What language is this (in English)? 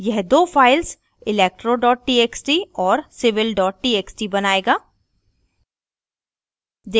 Hindi